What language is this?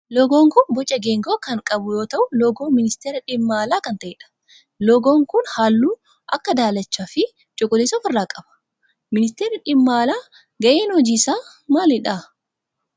Oromo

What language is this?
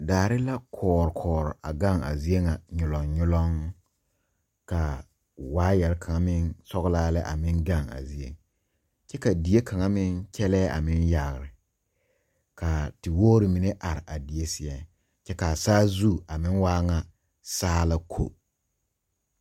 Southern Dagaare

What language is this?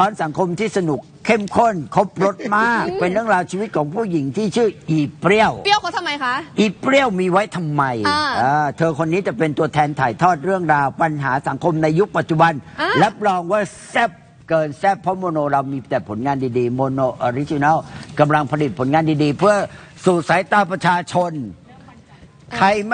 Thai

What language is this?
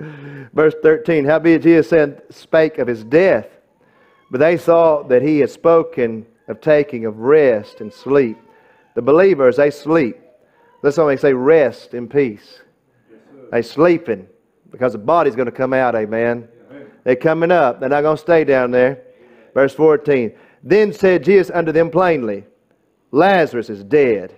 English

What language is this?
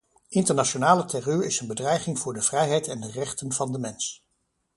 Dutch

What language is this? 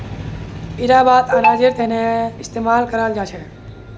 Magahi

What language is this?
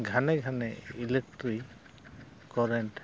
Santali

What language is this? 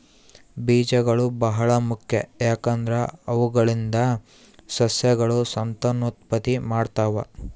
Kannada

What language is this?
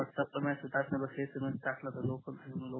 Marathi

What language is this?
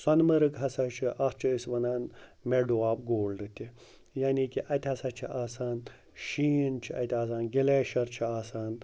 Kashmiri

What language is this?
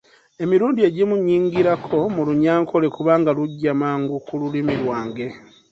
Ganda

